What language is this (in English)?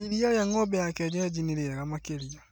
Kikuyu